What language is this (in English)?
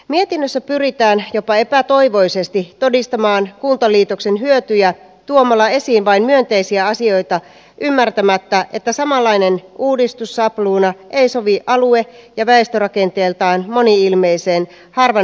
Finnish